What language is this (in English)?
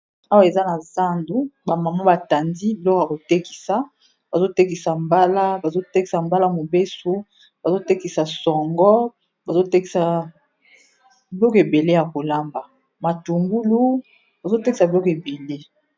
Lingala